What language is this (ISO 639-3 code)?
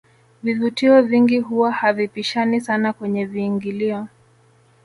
swa